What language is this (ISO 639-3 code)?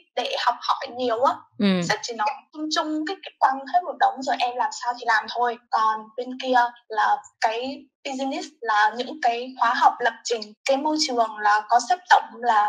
vie